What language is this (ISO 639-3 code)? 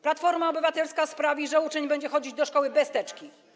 pol